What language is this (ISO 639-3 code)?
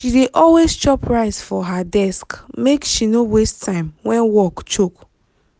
pcm